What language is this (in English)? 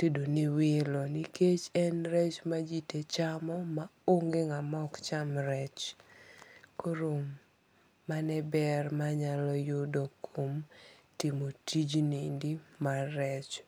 Luo (Kenya and Tanzania)